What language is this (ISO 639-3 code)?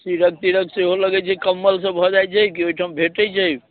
mai